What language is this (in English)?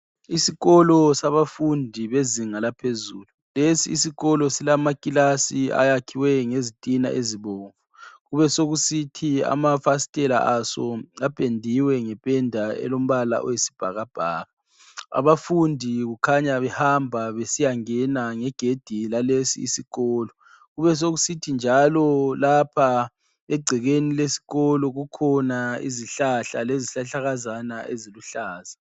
North Ndebele